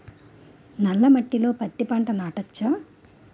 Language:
Telugu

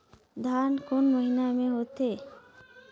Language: Chhattisgarhi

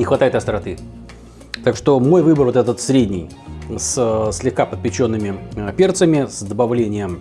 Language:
Russian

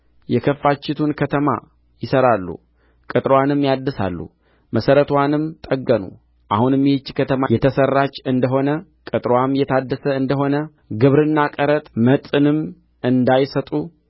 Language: Amharic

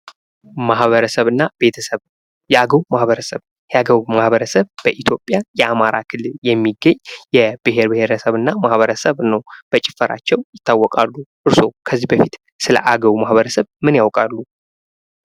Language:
Amharic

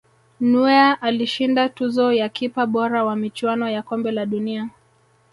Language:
Swahili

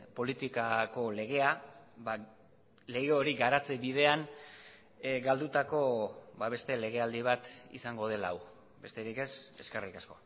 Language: Basque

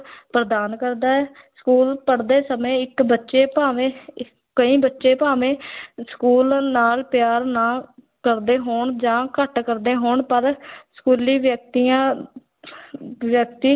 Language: Punjabi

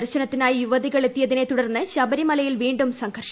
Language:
Malayalam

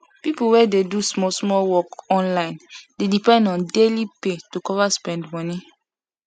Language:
Nigerian Pidgin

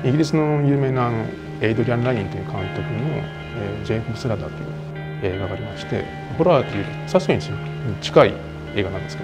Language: Japanese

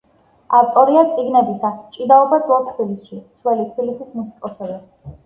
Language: Georgian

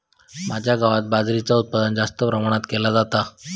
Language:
Marathi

